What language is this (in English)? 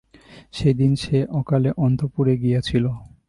Bangla